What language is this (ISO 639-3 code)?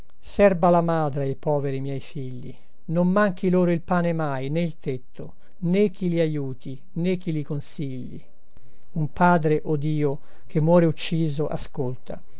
ita